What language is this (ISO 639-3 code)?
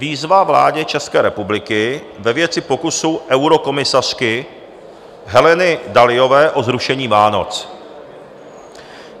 ces